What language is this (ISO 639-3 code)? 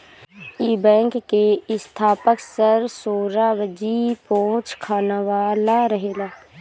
bho